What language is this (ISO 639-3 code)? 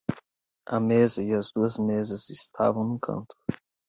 por